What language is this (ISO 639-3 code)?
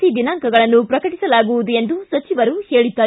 kan